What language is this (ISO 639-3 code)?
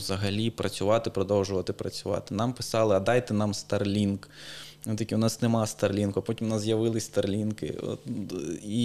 ukr